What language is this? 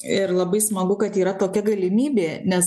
Lithuanian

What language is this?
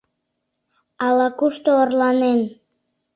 Mari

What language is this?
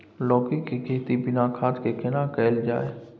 Maithili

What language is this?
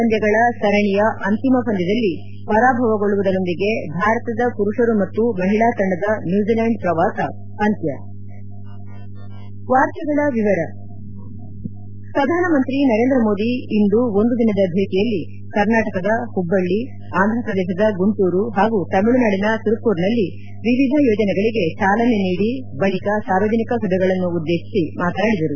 Kannada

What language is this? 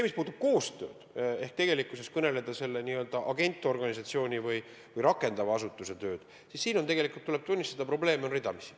Estonian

